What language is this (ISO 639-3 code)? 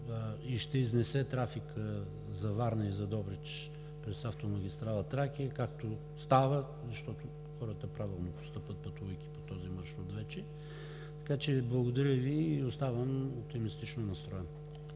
bul